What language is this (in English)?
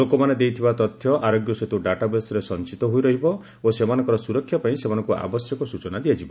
Odia